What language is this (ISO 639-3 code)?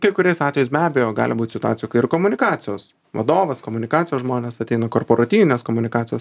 lit